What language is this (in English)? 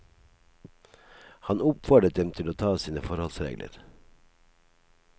Norwegian